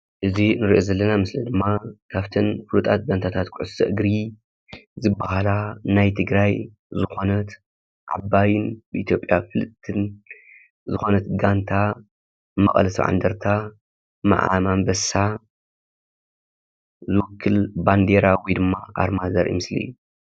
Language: Tigrinya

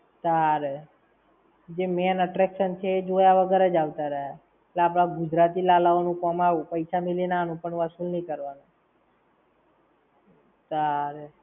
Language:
Gujarati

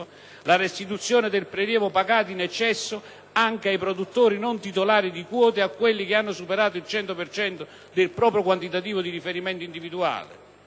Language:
Italian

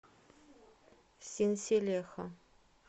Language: Russian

